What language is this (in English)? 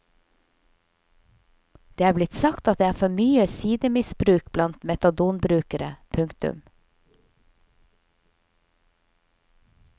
Norwegian